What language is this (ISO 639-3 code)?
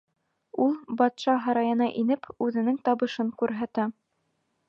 bak